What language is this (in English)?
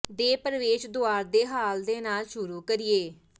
Punjabi